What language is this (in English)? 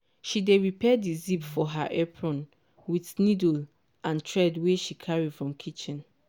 Nigerian Pidgin